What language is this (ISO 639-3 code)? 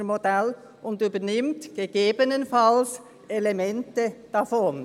gsw